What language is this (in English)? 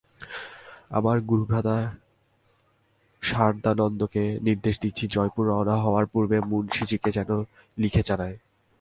Bangla